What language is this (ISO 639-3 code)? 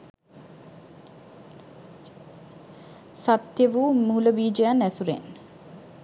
sin